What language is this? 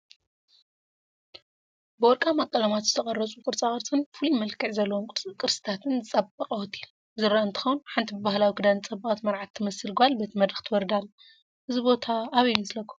Tigrinya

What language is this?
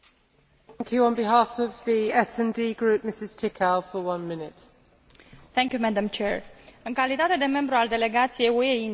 Romanian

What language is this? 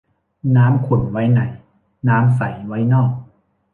Thai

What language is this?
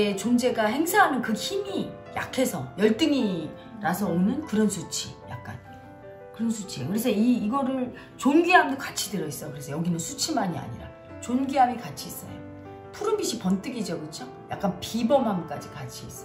Korean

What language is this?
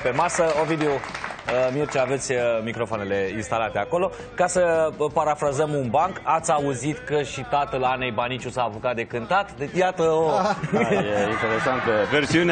Romanian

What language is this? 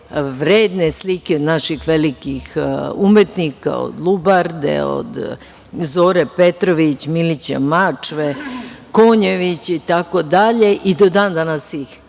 Serbian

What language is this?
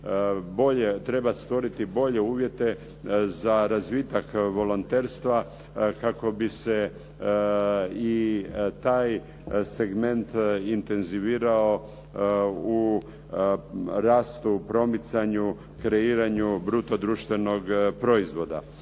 Croatian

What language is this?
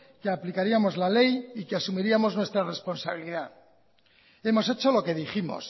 Spanish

